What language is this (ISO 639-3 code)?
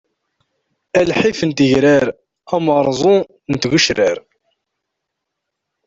kab